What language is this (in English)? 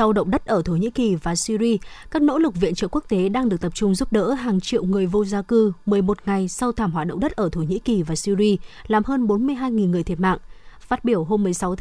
Vietnamese